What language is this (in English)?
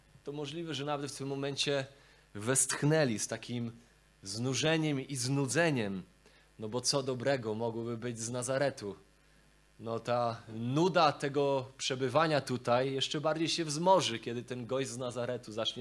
Polish